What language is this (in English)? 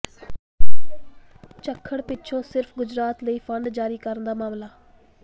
Punjabi